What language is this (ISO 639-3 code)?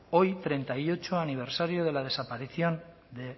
spa